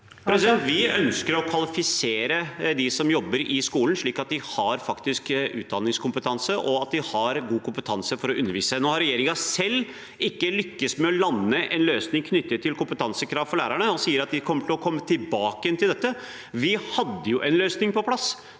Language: Norwegian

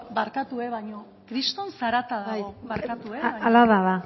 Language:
Basque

